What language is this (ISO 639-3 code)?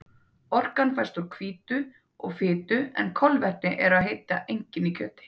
isl